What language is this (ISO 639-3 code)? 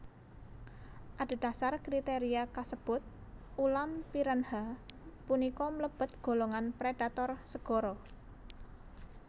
jav